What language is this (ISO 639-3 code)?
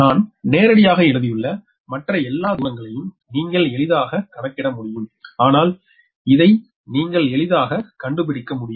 tam